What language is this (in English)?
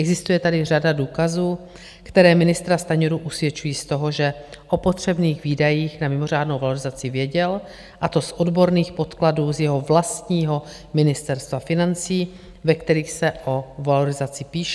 Czech